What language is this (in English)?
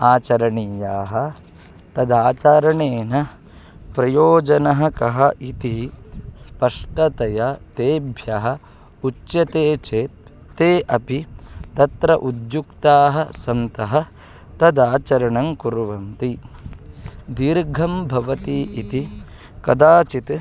Sanskrit